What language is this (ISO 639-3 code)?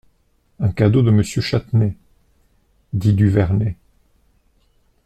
fra